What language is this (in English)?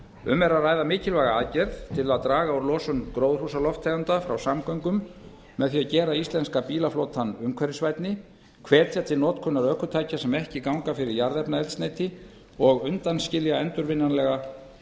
Icelandic